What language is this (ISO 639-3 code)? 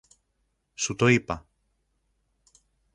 ell